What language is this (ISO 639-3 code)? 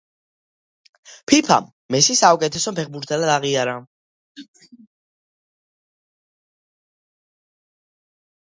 kat